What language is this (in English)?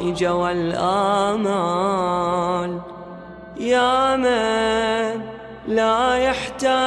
Turkish